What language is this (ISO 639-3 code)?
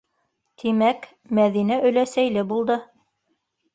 bak